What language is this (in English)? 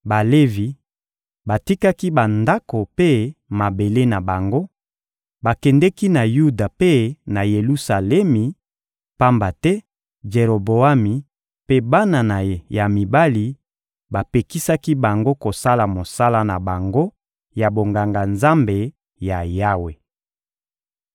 Lingala